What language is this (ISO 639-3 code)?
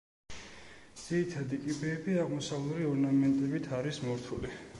kat